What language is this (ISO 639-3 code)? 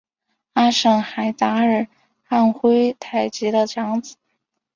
zho